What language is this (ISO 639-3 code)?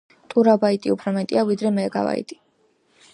kat